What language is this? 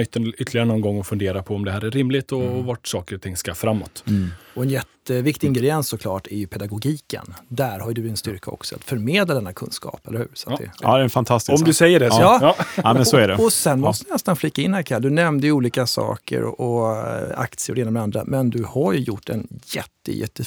Swedish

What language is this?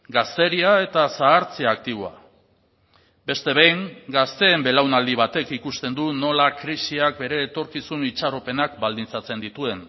Basque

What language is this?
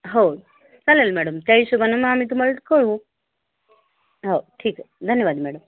Marathi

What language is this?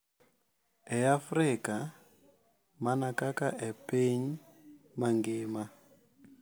Luo (Kenya and Tanzania)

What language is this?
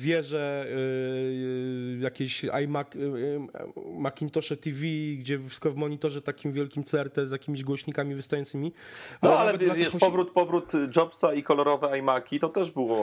Polish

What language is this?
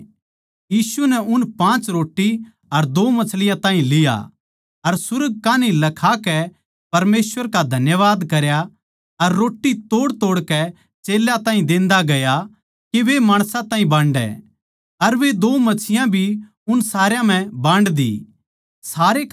Haryanvi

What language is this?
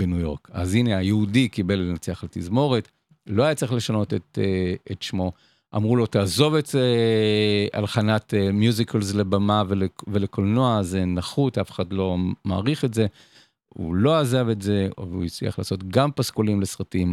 Hebrew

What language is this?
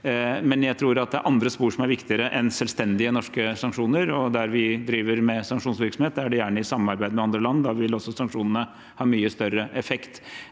Norwegian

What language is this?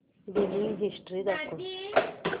Marathi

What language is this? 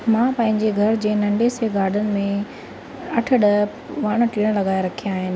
Sindhi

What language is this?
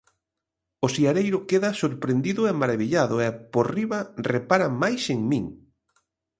Galician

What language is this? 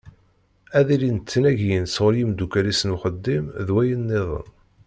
Kabyle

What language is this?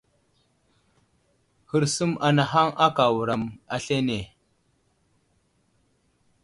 Wuzlam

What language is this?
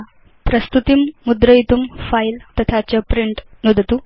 Sanskrit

